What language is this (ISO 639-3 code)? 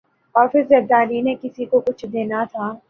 urd